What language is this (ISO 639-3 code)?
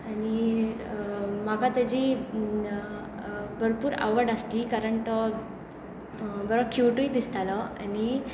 kok